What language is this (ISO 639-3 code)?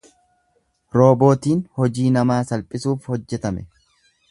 orm